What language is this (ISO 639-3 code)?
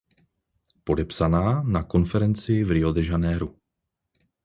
ces